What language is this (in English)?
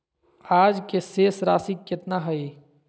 Magahi